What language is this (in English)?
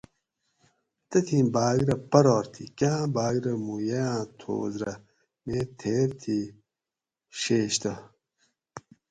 Gawri